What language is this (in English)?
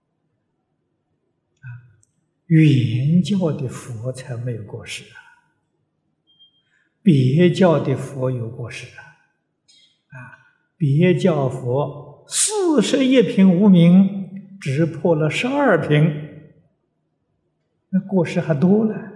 Chinese